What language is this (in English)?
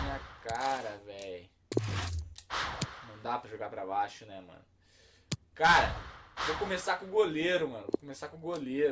Portuguese